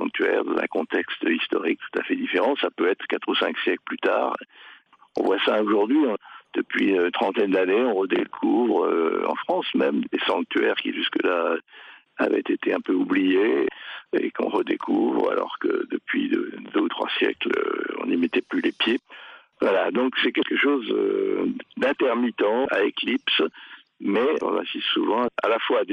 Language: French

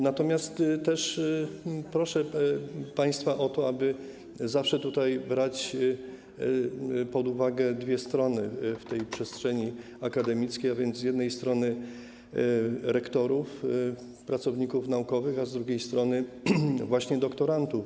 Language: Polish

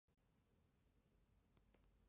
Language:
Chinese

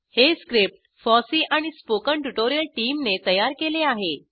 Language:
Marathi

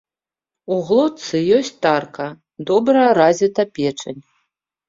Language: Belarusian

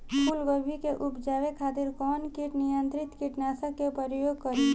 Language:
Bhojpuri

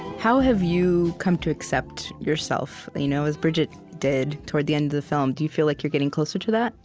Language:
English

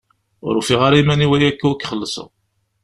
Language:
Kabyle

